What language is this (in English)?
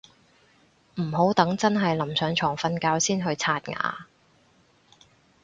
Cantonese